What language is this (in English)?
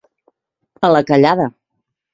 Catalan